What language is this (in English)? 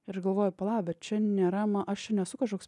Lithuanian